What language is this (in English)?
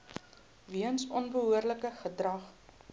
Afrikaans